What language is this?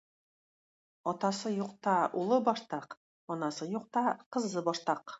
Tatar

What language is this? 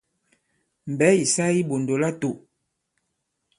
Bankon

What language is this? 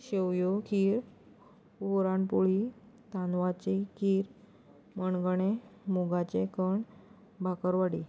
Konkani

